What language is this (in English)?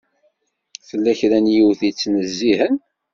Kabyle